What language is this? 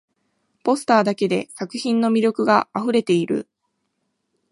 Japanese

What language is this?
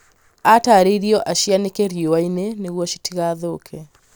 Kikuyu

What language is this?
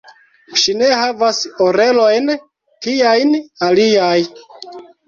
Esperanto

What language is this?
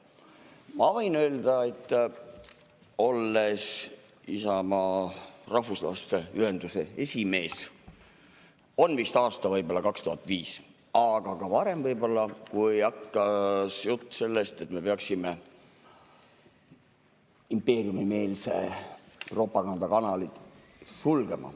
Estonian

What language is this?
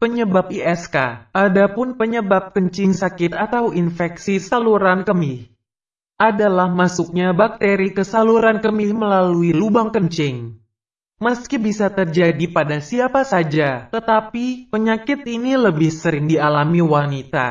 Indonesian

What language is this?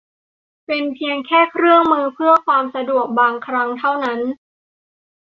Thai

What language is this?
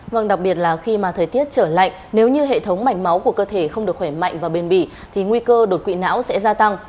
Vietnamese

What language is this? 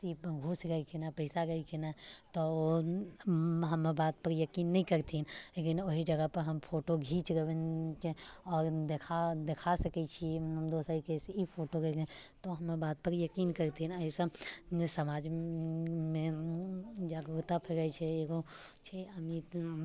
Maithili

